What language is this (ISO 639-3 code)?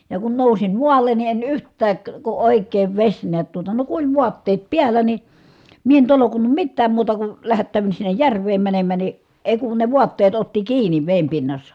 fin